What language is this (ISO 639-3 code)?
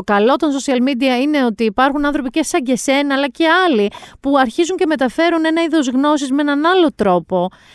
ell